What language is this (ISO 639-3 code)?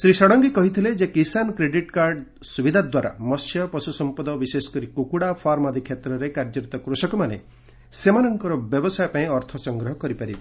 ori